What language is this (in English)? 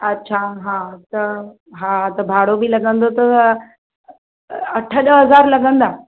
Sindhi